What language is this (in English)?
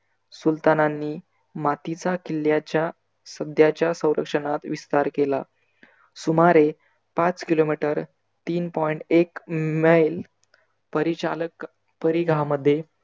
Marathi